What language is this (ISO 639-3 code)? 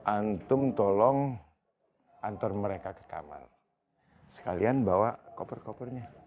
ind